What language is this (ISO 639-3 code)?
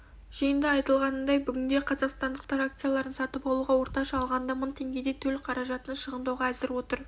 kaz